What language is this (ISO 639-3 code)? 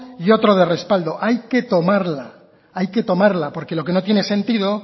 spa